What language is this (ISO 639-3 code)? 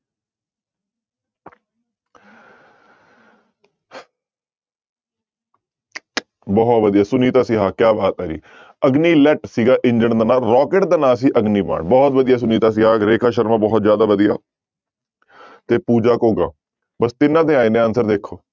pan